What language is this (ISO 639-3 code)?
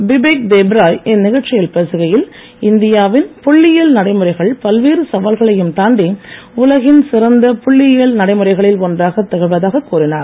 tam